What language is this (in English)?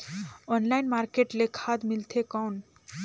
Chhattisgarhi